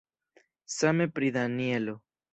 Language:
Esperanto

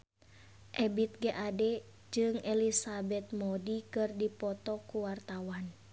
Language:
Sundanese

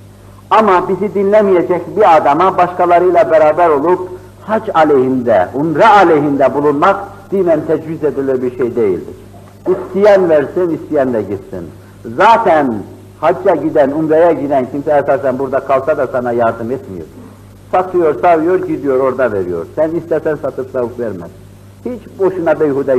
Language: Turkish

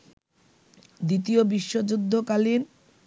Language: Bangla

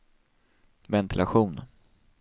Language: Swedish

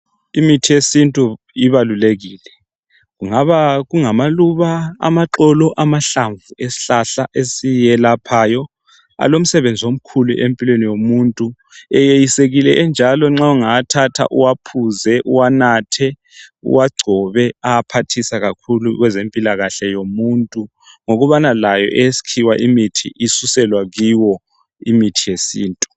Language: North Ndebele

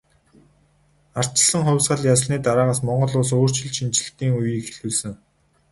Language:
Mongolian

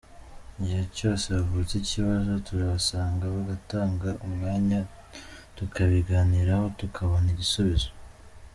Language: Kinyarwanda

